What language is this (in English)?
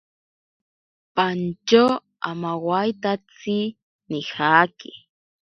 Ashéninka Perené